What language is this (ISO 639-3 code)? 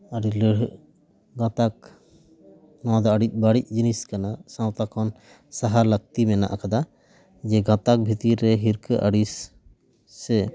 sat